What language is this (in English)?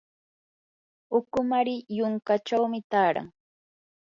Yanahuanca Pasco Quechua